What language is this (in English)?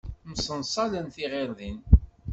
Kabyle